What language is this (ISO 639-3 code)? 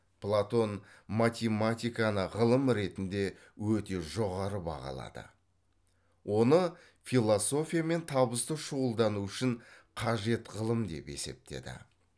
kaz